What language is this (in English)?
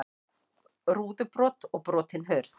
Icelandic